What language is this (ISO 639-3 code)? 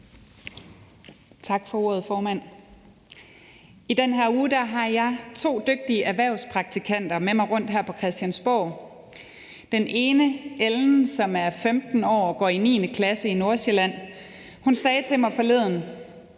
dan